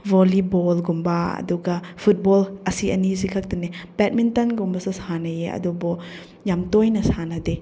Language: Manipuri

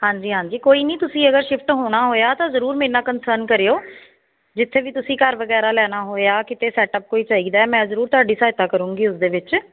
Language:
Punjabi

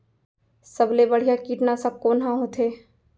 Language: Chhattisgarhi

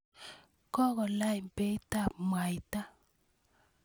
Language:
Kalenjin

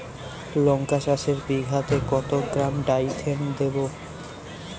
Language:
Bangla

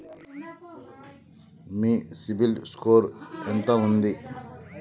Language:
Telugu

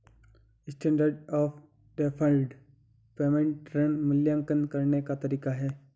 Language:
Hindi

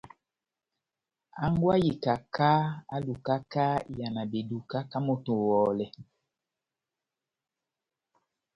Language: Batanga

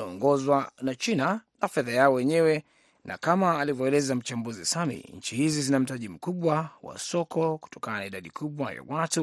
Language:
Swahili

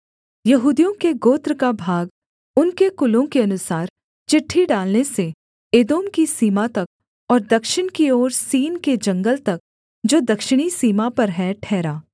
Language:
Hindi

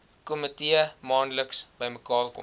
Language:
Afrikaans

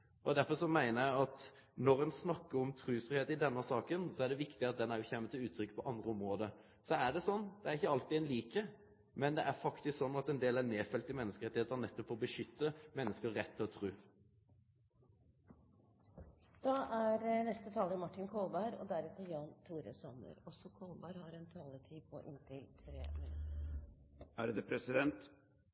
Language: Norwegian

